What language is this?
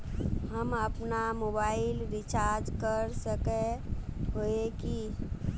Magahi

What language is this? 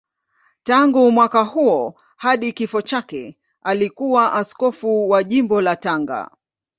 Swahili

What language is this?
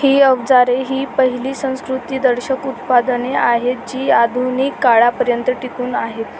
Marathi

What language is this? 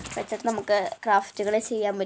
Malayalam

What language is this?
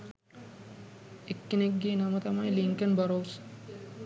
Sinhala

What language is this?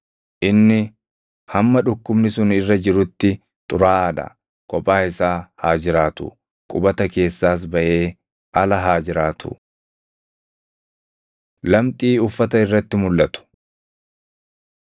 Oromo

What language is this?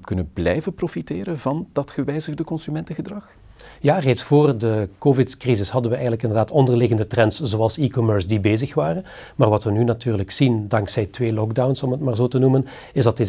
Dutch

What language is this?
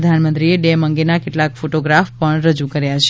Gujarati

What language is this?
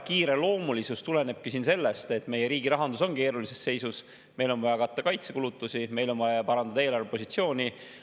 Estonian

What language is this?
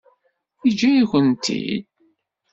Kabyle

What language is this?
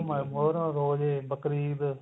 Punjabi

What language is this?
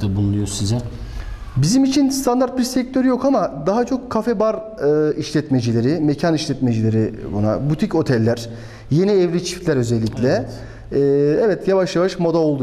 Turkish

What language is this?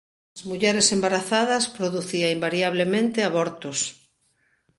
Galician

